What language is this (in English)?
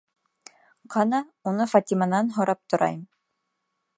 Bashkir